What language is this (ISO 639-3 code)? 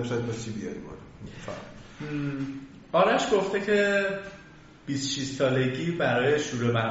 fas